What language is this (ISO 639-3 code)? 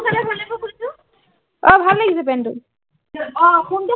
asm